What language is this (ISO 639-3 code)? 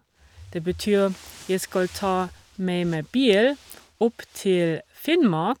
nor